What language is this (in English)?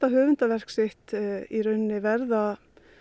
Icelandic